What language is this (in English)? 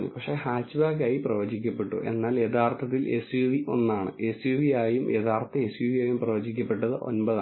Malayalam